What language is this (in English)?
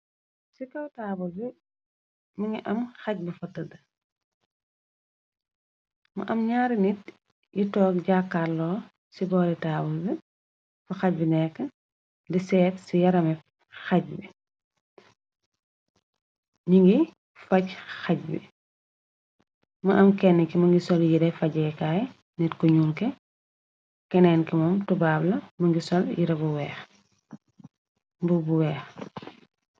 Wolof